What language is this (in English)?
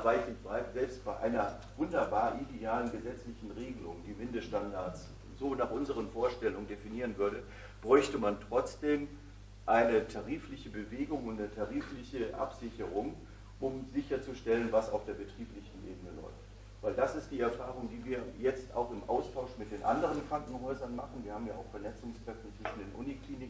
German